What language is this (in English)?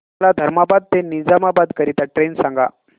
Marathi